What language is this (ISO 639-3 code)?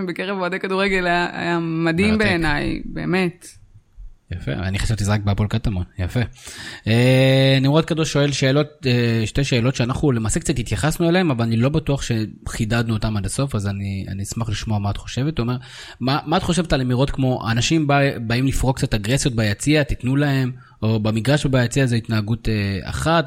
heb